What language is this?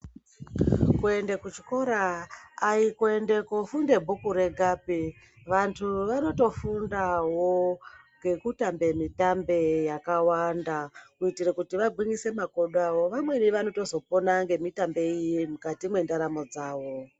Ndau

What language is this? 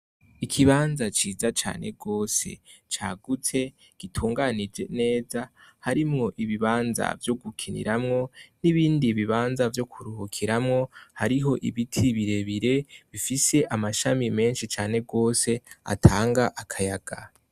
Rundi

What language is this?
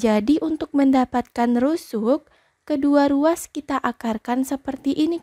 Indonesian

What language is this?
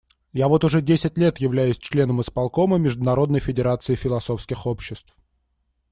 Russian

